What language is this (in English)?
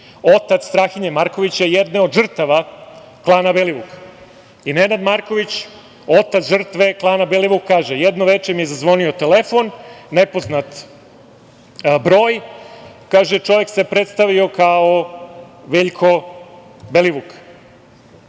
Serbian